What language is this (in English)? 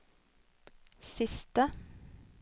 Norwegian